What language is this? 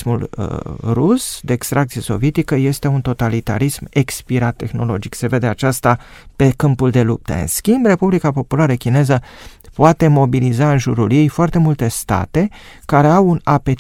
Romanian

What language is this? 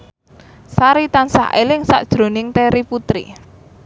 Javanese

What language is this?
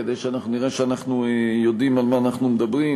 Hebrew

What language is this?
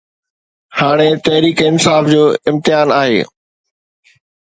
Sindhi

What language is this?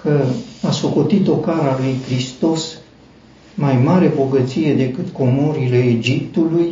Romanian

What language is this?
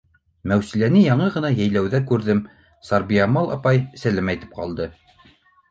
Bashkir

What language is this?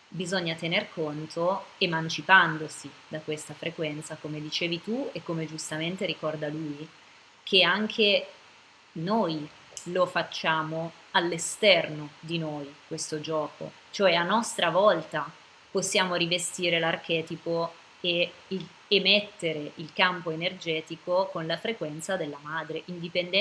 Italian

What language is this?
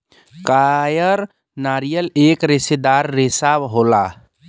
Bhojpuri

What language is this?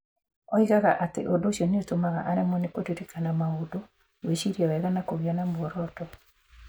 Kikuyu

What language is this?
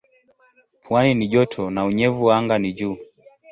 Swahili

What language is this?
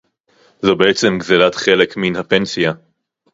Hebrew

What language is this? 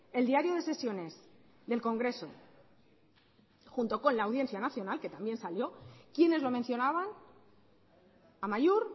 Spanish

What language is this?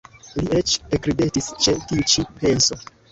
Esperanto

